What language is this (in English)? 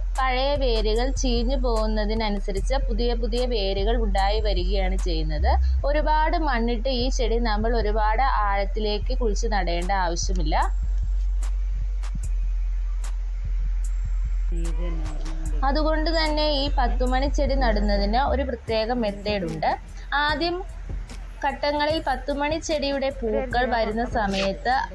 Romanian